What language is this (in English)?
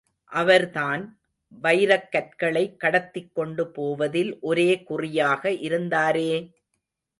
Tamil